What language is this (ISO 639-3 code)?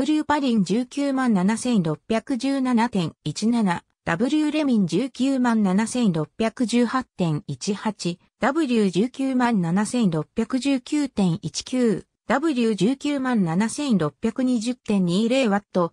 jpn